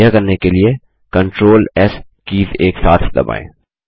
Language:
Hindi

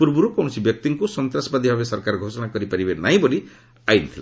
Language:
Odia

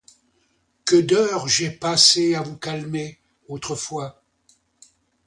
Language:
French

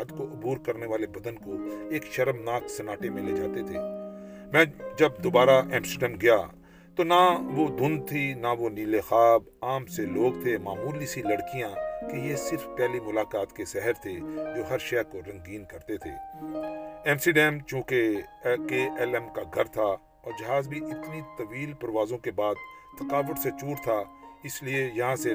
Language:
Urdu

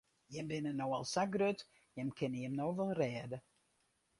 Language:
Western Frisian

